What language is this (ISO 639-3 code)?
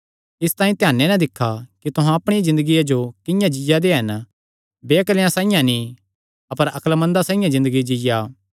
xnr